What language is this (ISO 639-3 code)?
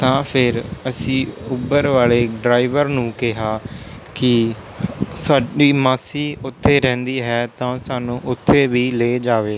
pan